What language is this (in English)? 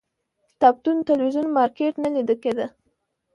Pashto